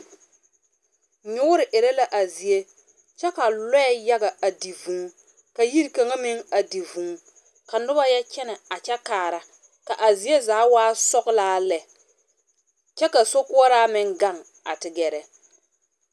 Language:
Southern Dagaare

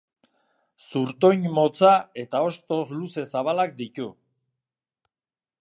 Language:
Basque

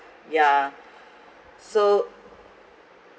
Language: English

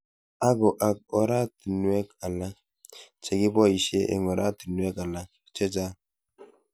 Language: Kalenjin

